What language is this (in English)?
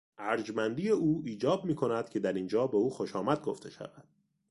Persian